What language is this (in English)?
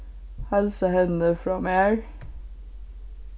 Faroese